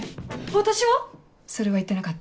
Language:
Japanese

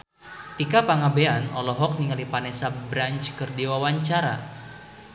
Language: Sundanese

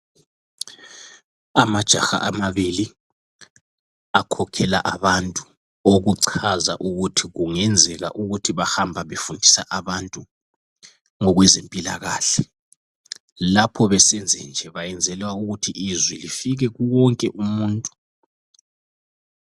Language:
North Ndebele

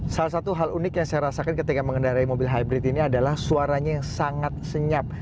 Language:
Indonesian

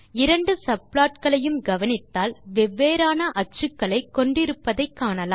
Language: Tamil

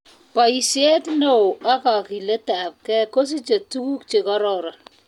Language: Kalenjin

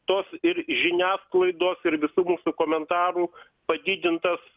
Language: Lithuanian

